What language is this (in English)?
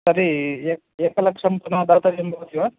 Sanskrit